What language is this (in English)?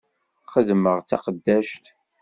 Kabyle